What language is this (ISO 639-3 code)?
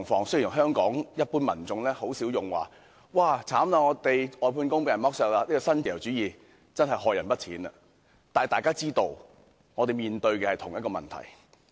yue